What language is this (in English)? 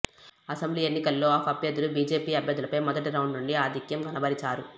Telugu